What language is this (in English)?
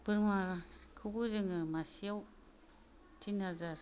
Bodo